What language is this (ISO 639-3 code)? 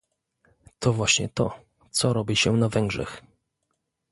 pol